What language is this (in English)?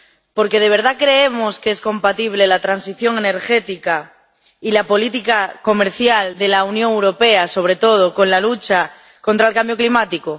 Spanish